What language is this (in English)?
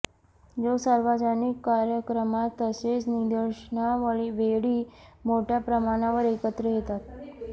Marathi